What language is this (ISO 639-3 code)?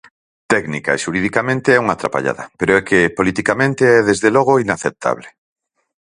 glg